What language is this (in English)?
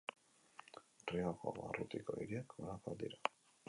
Basque